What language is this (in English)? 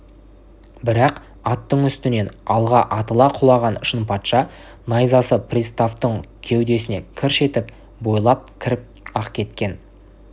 Kazakh